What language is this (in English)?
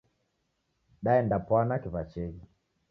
Taita